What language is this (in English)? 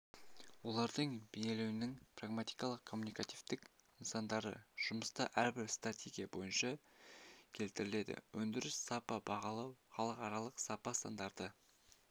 Kazakh